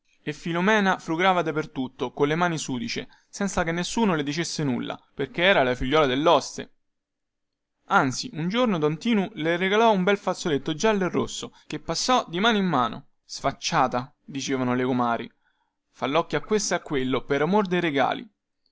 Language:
Italian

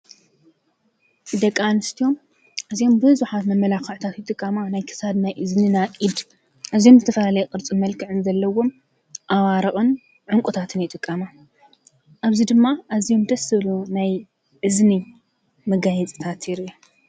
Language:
Tigrinya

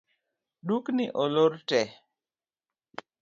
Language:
Luo (Kenya and Tanzania)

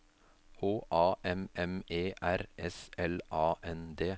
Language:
Norwegian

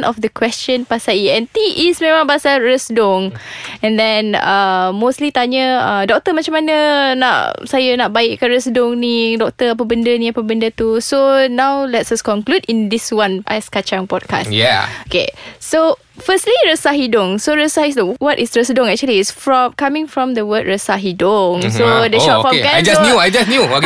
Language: Malay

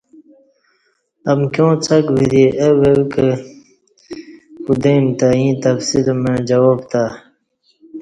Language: Kati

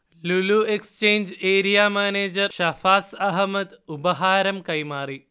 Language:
Malayalam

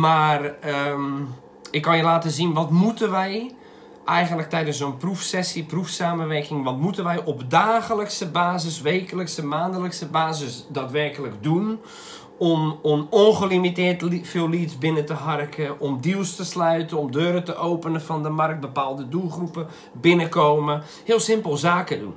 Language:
Dutch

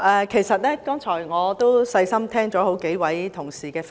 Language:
Cantonese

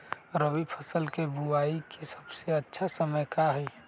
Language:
Magahi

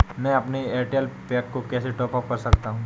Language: Hindi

